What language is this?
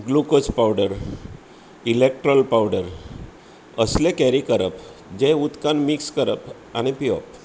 Konkani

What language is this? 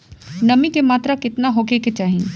Bhojpuri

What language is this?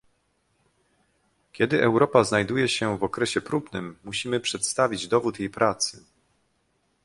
Polish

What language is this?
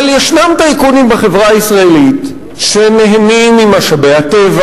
Hebrew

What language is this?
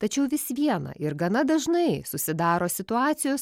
Lithuanian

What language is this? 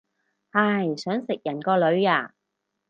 Cantonese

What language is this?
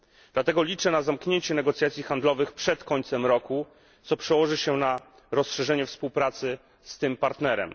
Polish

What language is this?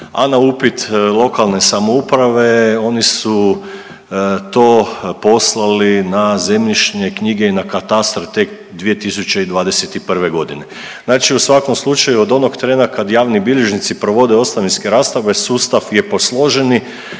Croatian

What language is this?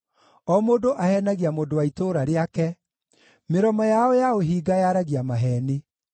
Kikuyu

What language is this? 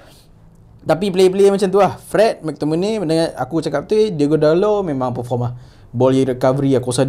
Malay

